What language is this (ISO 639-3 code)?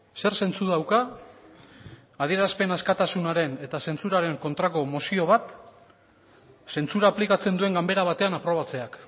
eus